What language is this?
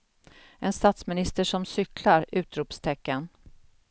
Swedish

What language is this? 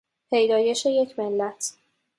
Persian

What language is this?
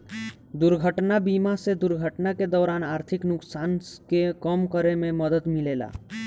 Bhojpuri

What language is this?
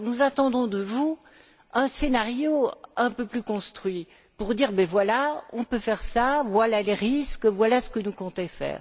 French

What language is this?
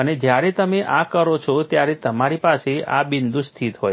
Gujarati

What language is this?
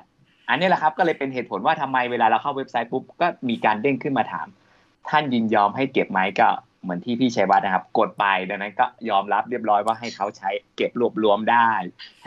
Thai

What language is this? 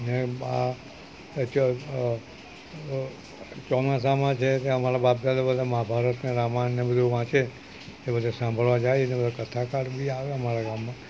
Gujarati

